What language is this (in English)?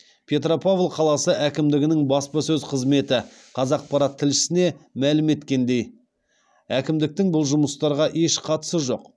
Kazakh